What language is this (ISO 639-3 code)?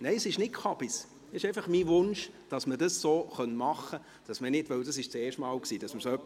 gsw